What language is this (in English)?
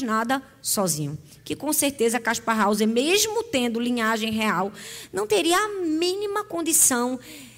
Portuguese